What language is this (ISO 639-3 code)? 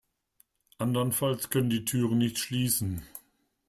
deu